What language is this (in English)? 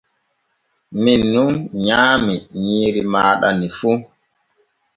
Borgu Fulfulde